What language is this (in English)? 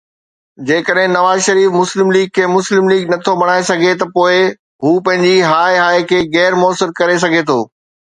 Sindhi